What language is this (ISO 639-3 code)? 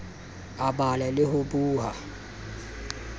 sot